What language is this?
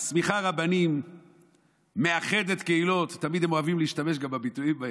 Hebrew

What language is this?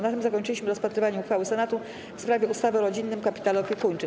Polish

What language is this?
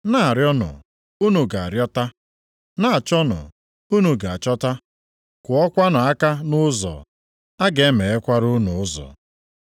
Igbo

